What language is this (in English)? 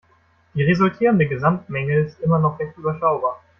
German